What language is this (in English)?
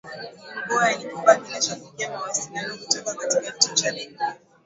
Swahili